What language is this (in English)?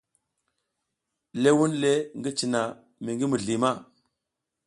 South Giziga